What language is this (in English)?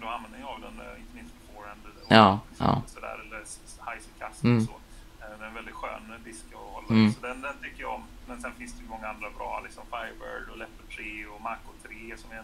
Swedish